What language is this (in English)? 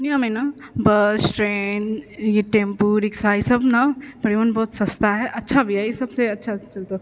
Maithili